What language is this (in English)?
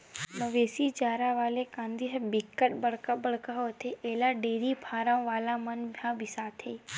Chhattisgarhi